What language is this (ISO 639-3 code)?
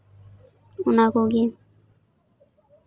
sat